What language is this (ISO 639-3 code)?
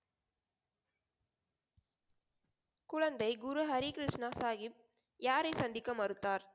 tam